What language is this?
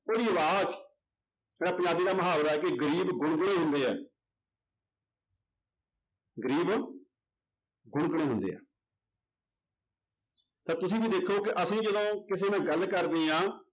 Punjabi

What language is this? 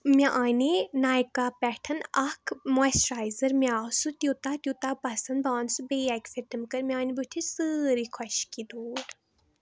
Kashmiri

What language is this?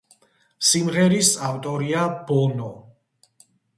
Georgian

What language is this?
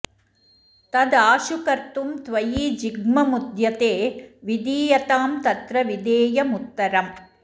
Sanskrit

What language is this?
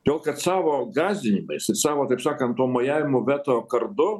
Lithuanian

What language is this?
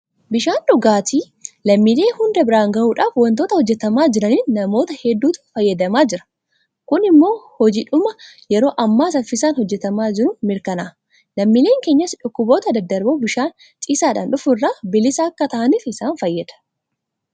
Oromo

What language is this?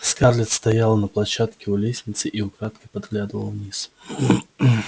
Russian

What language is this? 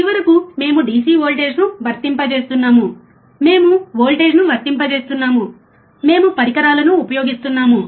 Telugu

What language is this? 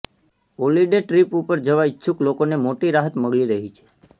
Gujarati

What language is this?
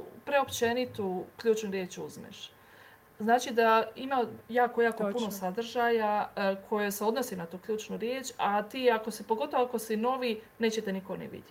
Croatian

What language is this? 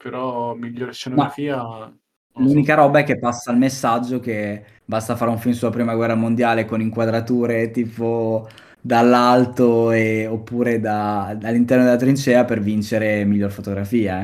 Italian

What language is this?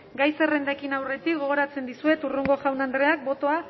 Basque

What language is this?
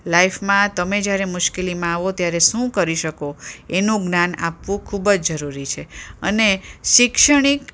Gujarati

